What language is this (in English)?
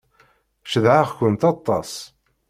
Kabyle